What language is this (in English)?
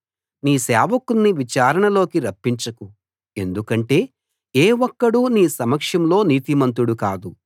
Telugu